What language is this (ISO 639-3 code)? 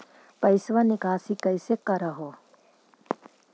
mag